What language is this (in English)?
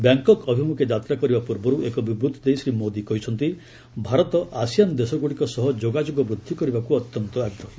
Odia